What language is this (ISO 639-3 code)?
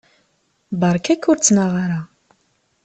kab